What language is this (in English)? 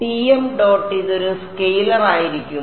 Malayalam